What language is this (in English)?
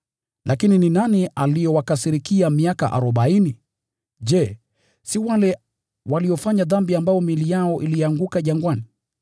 Swahili